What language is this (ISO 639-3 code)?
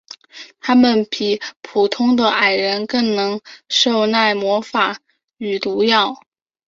zho